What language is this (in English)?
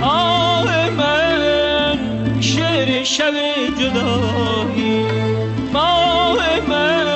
Persian